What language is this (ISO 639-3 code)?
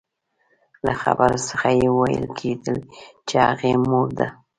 pus